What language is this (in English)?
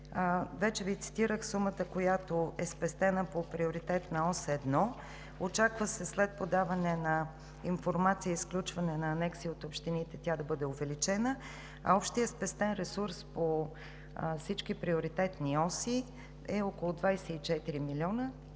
Bulgarian